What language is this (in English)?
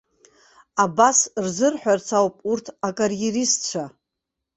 Abkhazian